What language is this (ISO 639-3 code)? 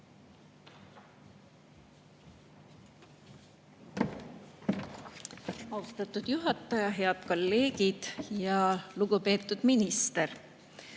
est